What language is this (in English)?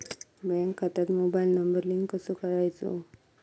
Marathi